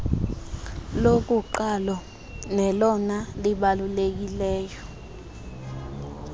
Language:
Xhosa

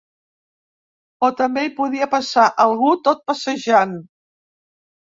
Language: Catalan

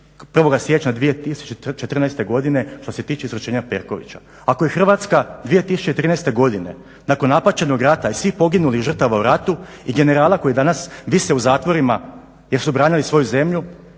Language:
Croatian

